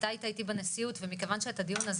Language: Hebrew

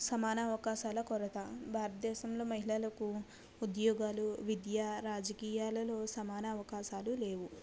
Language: Telugu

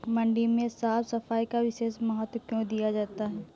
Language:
Hindi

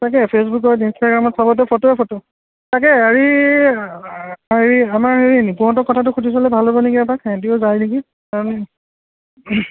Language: Assamese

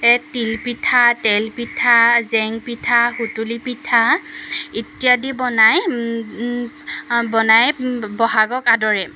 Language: Assamese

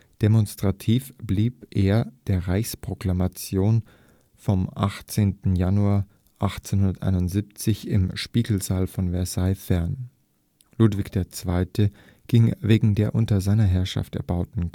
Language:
German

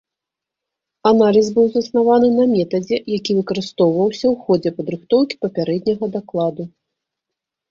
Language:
Belarusian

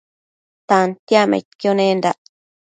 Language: Matsés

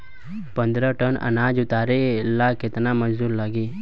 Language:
Bhojpuri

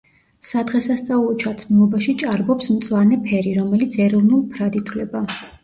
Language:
Georgian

